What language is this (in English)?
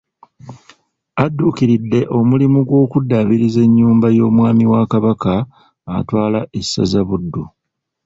Ganda